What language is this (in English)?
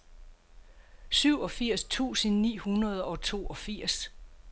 Danish